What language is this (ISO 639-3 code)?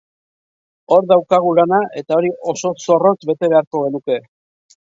eus